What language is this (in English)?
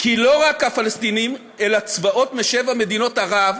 Hebrew